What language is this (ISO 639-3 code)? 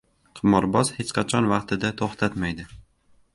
uzb